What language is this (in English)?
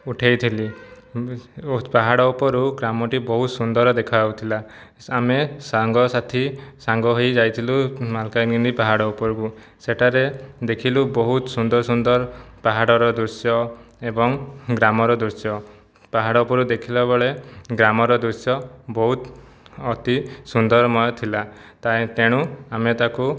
Odia